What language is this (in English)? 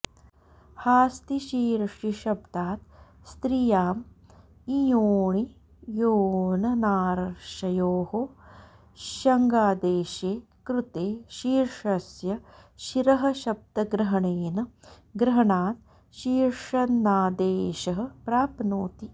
Sanskrit